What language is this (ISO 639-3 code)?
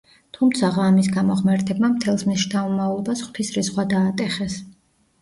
kat